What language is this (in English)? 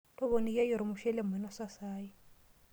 Masai